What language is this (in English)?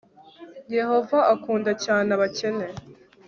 Kinyarwanda